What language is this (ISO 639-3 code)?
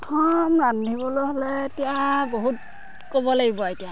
asm